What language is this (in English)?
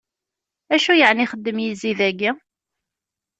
Kabyle